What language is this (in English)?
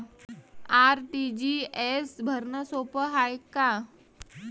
Marathi